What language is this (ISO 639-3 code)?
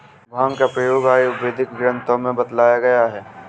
hin